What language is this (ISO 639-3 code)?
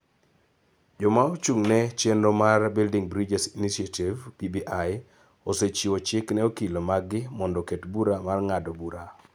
luo